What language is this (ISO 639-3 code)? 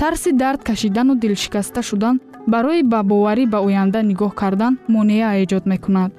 fas